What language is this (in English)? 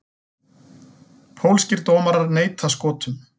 Icelandic